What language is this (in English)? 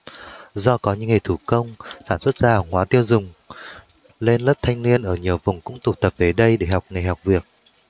Vietnamese